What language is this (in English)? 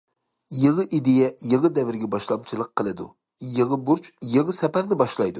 Uyghur